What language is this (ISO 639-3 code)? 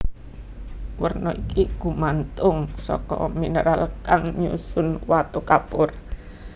jav